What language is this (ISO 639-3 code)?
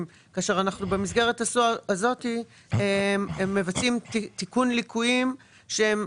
heb